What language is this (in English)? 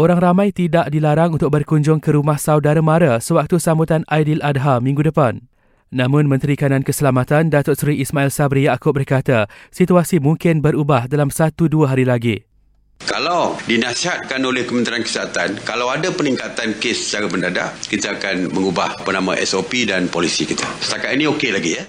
Malay